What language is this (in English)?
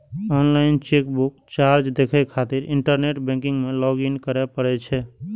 Maithili